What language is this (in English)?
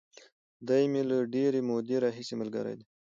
Pashto